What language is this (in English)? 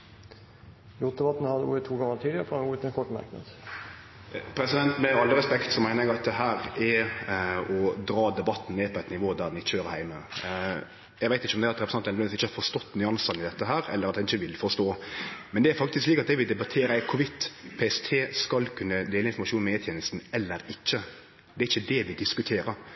Norwegian